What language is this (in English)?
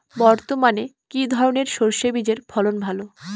Bangla